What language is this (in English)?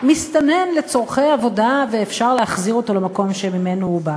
Hebrew